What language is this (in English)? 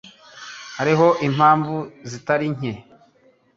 Kinyarwanda